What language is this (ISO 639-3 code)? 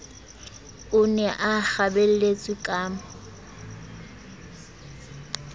sot